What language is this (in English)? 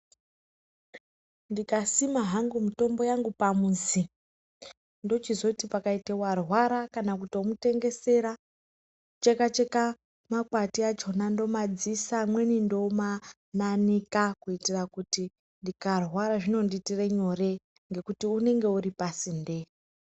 Ndau